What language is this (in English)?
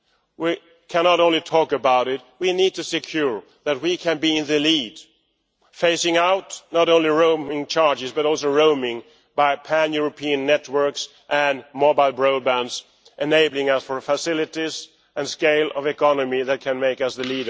English